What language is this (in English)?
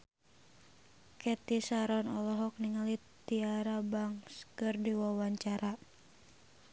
Sundanese